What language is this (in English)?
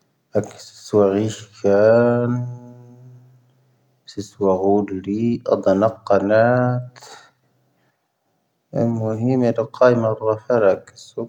Tahaggart Tamahaq